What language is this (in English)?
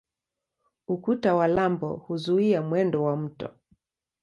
Swahili